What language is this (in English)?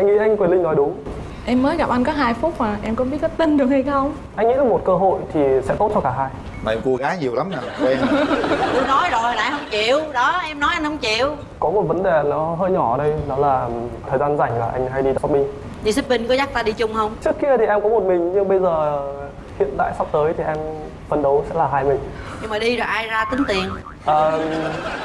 Vietnamese